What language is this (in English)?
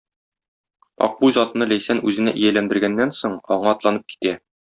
Tatar